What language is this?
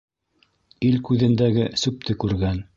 Bashkir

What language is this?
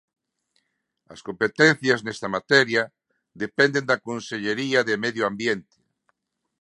Galician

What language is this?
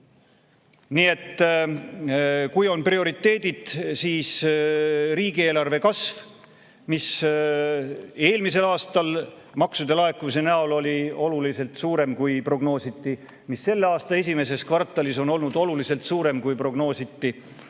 Estonian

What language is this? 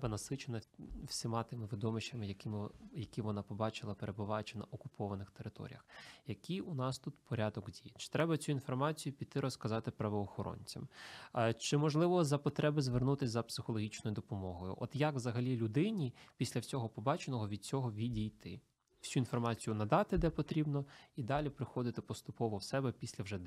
Ukrainian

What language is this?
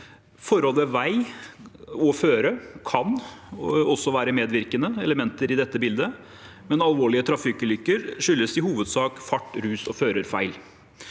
Norwegian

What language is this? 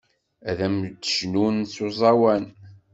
Kabyle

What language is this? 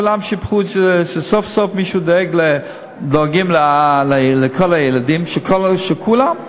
Hebrew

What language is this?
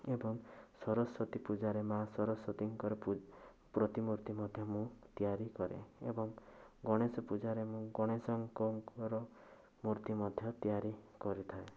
Odia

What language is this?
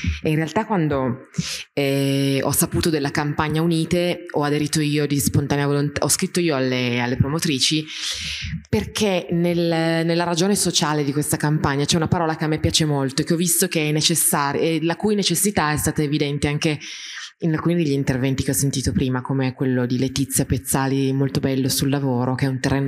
Italian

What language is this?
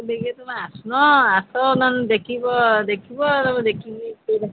Odia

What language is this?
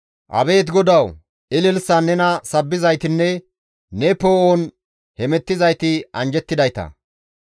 Gamo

